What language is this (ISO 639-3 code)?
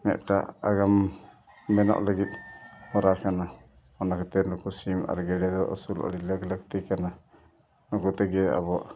sat